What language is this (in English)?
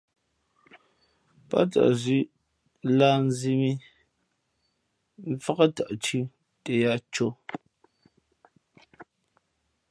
Fe'fe'